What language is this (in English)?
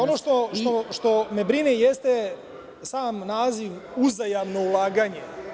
Serbian